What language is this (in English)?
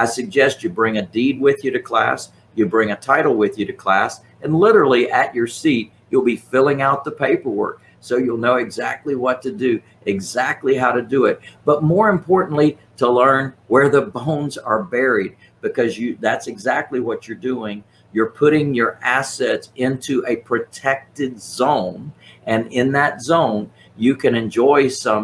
English